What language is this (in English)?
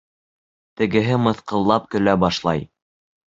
Bashkir